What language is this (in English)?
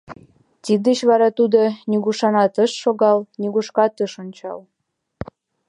Mari